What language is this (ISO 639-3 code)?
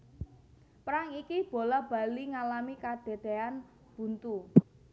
jav